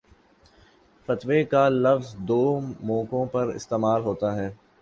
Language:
Urdu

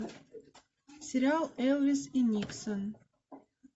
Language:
Russian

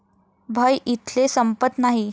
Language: Marathi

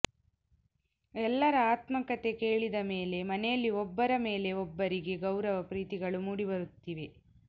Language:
Kannada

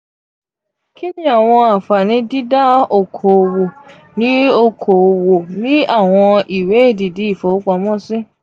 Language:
Yoruba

